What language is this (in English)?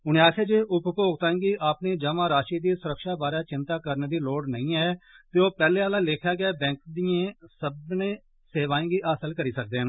Dogri